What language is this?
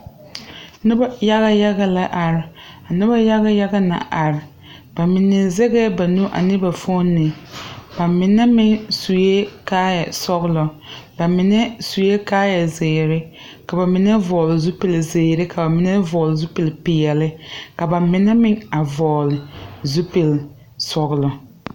Southern Dagaare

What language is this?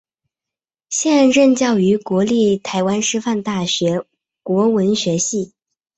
Chinese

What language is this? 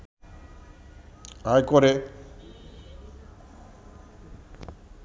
Bangla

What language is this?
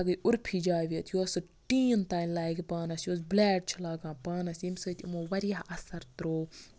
Kashmiri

